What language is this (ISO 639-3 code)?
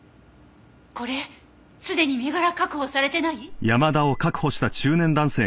jpn